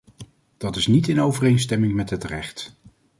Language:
Dutch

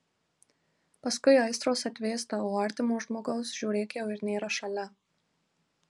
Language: Lithuanian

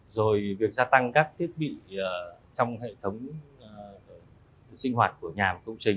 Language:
Vietnamese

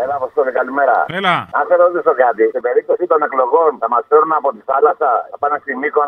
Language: Greek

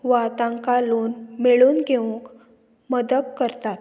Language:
Konkani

